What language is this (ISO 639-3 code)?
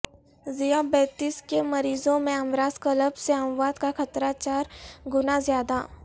urd